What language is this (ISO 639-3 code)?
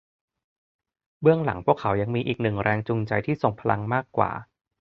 tha